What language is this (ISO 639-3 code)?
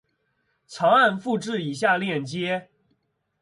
zho